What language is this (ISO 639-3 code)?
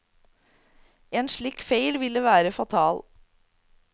nor